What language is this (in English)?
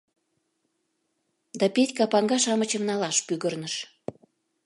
Mari